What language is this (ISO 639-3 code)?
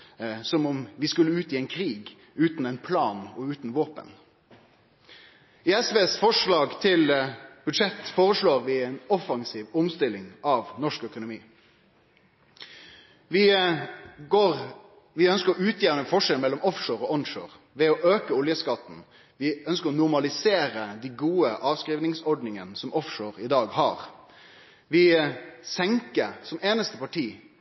nno